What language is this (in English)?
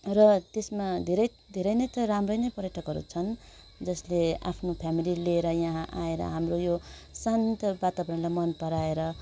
Nepali